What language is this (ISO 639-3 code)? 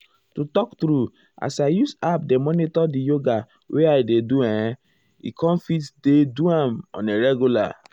pcm